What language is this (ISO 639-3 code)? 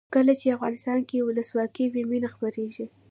pus